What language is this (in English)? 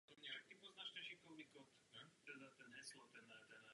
Czech